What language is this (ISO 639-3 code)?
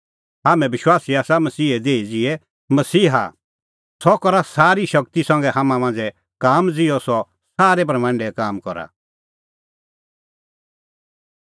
kfx